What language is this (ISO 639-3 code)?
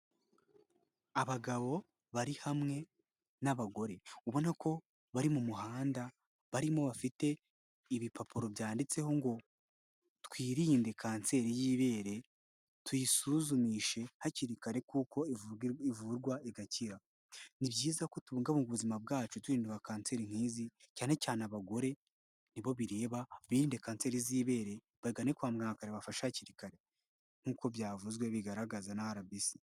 kin